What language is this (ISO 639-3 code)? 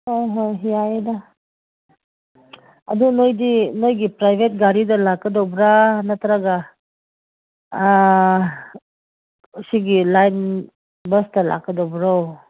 mni